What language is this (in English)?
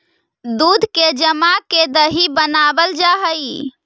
Magahi